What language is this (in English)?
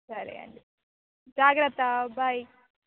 Telugu